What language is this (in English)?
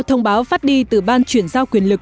Vietnamese